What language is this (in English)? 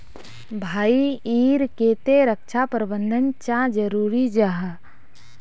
Magahi